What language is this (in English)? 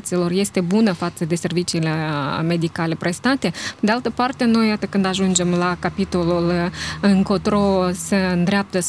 Romanian